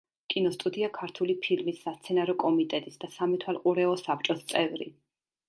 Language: Georgian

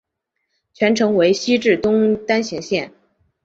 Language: Chinese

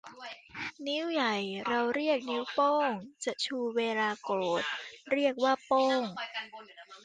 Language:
Thai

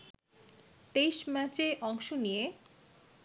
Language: Bangla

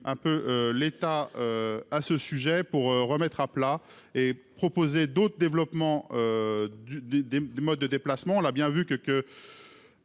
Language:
French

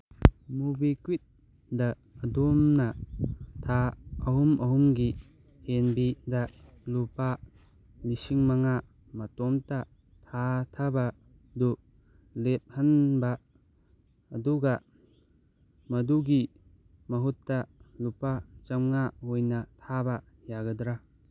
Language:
Manipuri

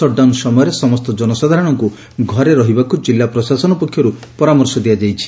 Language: Odia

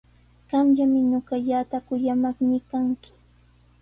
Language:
Sihuas Ancash Quechua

